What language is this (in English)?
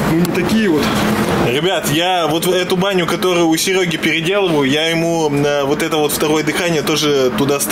Russian